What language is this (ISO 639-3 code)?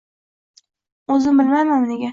uzb